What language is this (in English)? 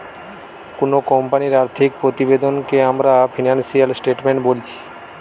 Bangla